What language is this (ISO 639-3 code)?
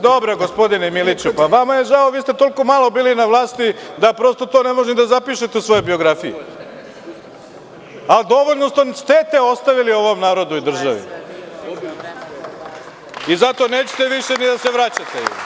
srp